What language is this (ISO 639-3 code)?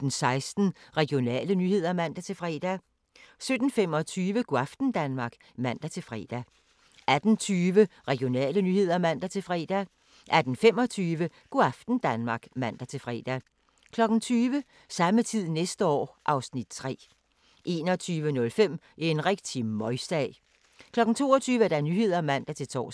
dan